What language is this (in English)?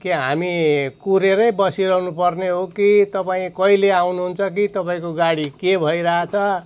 Nepali